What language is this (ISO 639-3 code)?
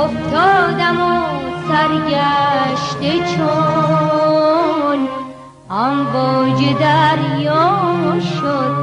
fas